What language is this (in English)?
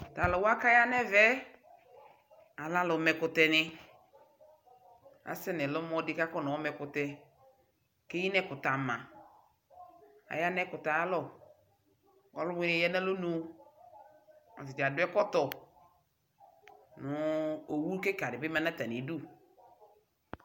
Ikposo